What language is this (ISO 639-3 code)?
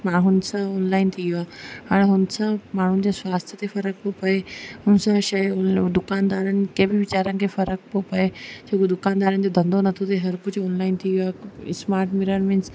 snd